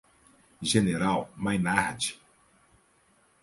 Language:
Portuguese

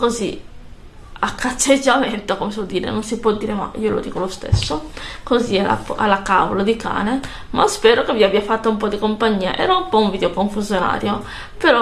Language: Italian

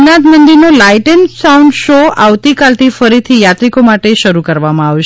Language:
Gujarati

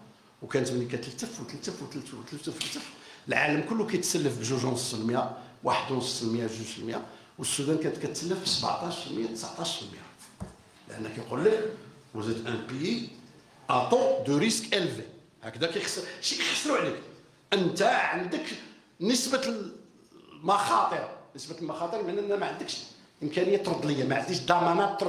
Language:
Arabic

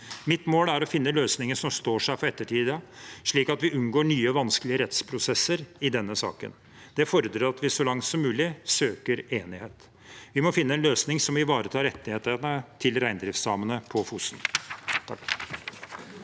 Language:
Norwegian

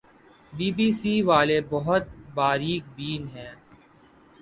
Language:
Urdu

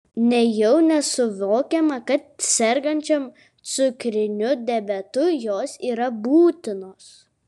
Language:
Lithuanian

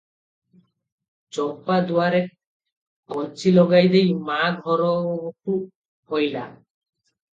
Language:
Odia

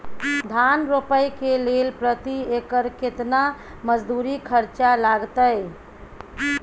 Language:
Maithili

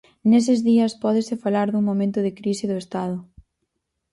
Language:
Galician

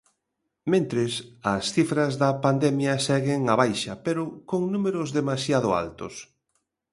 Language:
Galician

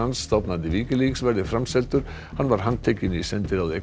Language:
Icelandic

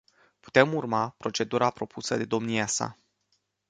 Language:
Romanian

